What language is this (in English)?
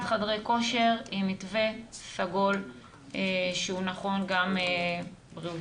Hebrew